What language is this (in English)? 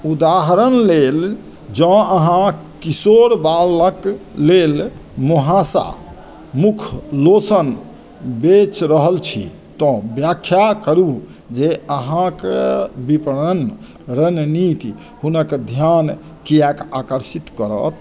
Maithili